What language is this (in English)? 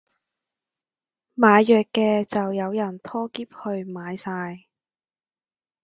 Cantonese